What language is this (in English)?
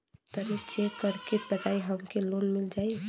Bhojpuri